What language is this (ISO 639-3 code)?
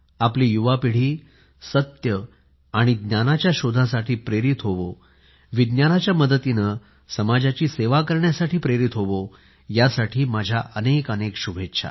mar